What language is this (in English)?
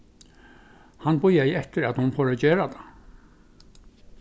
Faroese